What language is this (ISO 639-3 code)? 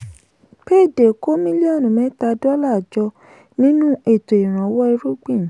yor